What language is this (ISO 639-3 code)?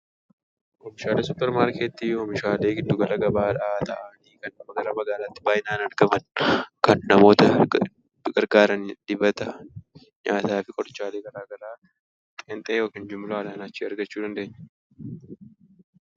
orm